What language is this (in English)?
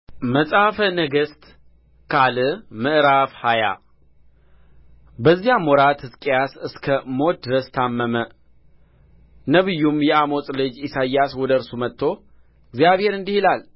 Amharic